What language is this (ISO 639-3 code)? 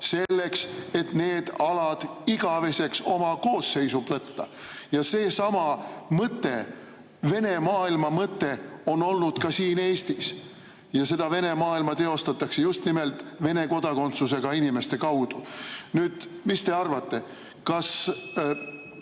est